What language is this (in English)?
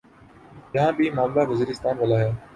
Urdu